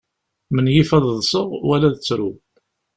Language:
Kabyle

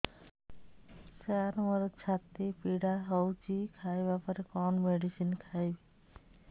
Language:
Odia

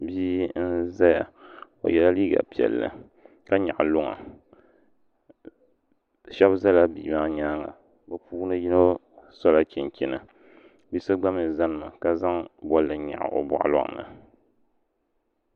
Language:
Dagbani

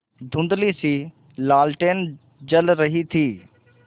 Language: Hindi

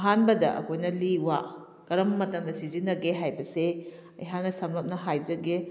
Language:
Manipuri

